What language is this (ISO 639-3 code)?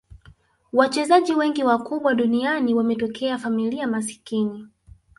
swa